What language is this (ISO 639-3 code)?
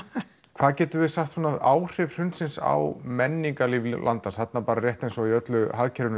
isl